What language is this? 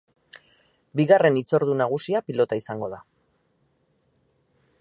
Basque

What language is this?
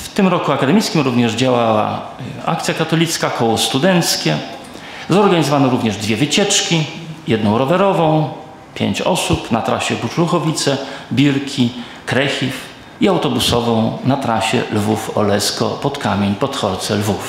Polish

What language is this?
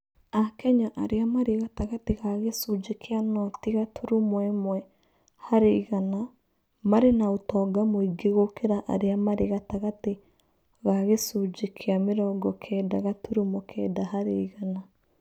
Kikuyu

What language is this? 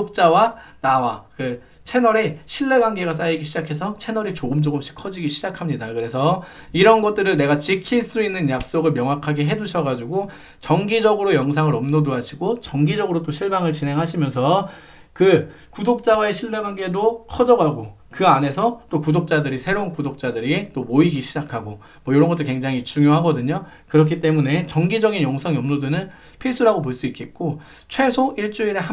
Korean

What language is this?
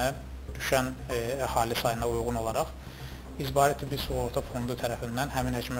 Turkish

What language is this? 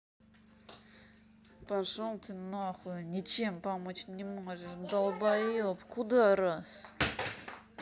Russian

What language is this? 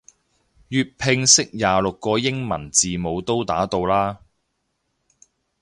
Cantonese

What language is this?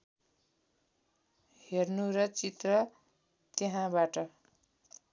Nepali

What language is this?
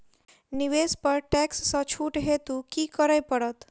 Maithili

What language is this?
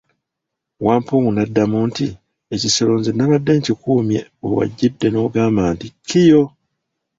Ganda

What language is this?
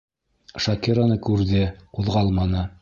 Bashkir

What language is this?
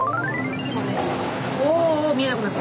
Japanese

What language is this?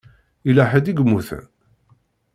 Kabyle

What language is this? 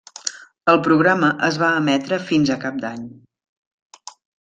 Catalan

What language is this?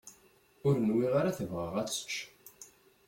Kabyle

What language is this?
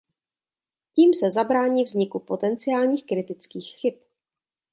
Czech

